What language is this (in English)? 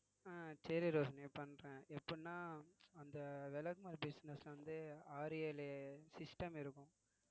Tamil